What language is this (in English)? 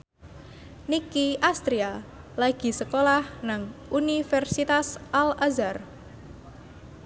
Javanese